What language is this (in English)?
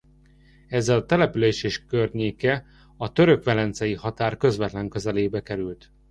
Hungarian